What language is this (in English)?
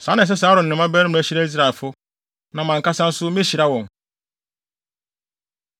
Akan